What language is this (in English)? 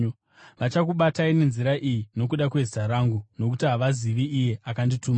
Shona